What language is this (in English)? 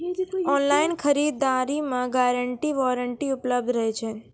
Maithili